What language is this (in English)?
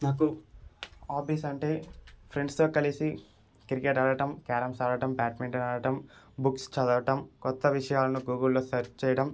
Telugu